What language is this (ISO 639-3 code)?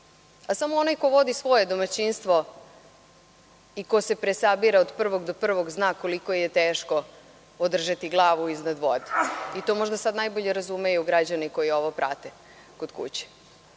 srp